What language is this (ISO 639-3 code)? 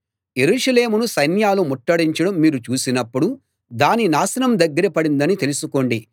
tel